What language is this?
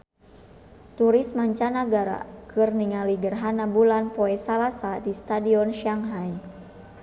Sundanese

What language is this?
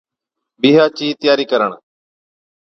Od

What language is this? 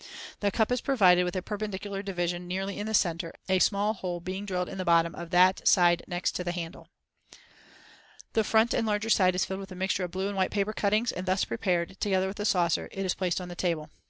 English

